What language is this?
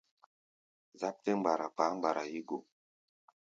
Gbaya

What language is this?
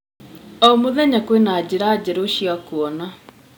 Kikuyu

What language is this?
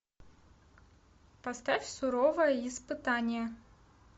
Russian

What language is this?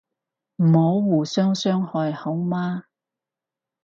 Cantonese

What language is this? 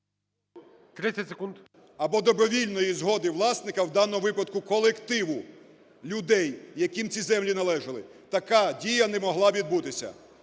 Ukrainian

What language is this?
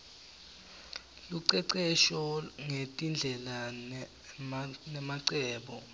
Swati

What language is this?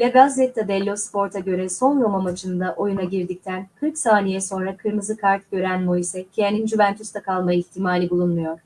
Turkish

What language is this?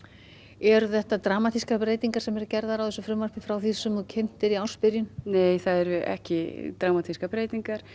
Icelandic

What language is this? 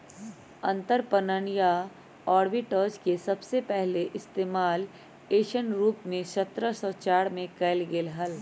Magahi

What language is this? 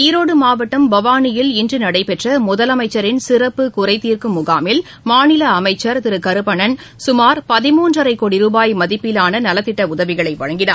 Tamil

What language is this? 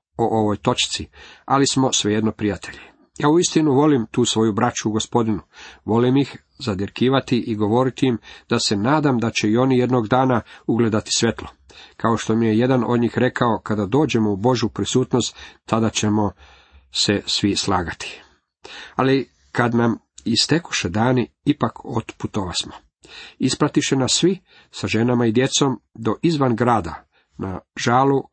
Croatian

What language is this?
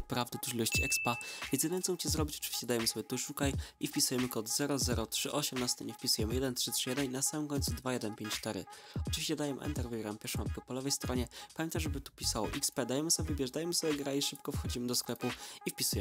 Polish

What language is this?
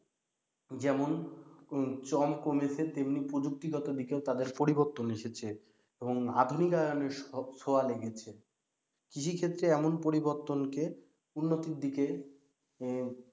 Bangla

